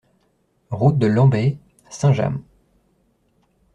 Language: French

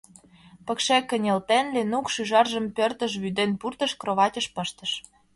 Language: Mari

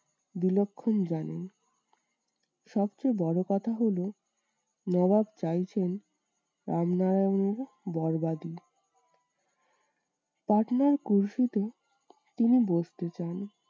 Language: Bangla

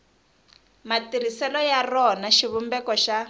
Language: Tsonga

